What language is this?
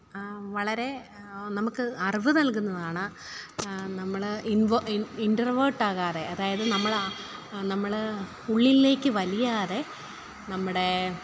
Malayalam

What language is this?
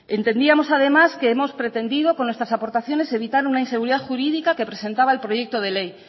Spanish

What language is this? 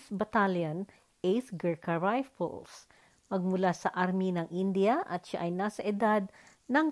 Filipino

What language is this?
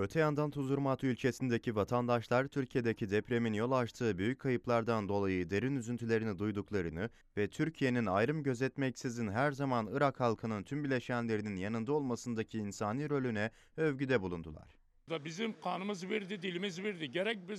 Turkish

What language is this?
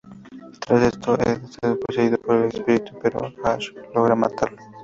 Spanish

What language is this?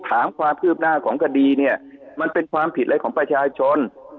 Thai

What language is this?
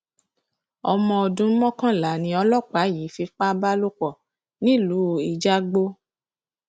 Yoruba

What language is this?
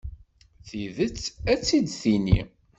Kabyle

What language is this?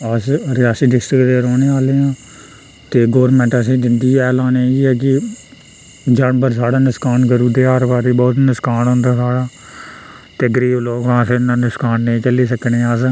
Dogri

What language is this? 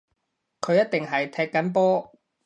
Cantonese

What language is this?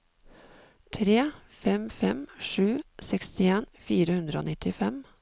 Norwegian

